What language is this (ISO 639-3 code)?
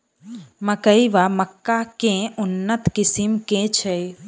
mai